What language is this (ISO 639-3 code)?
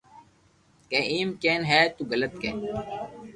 lrk